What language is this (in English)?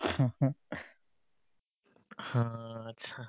Assamese